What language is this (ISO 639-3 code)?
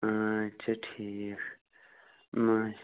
kas